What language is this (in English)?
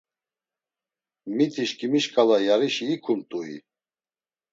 Laz